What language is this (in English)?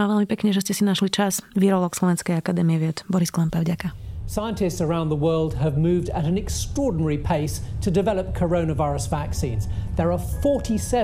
Slovak